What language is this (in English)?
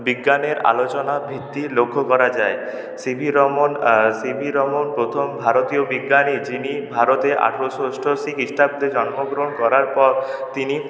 Bangla